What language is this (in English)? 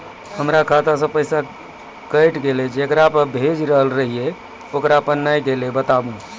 Maithili